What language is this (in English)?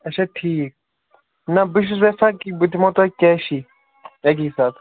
Kashmiri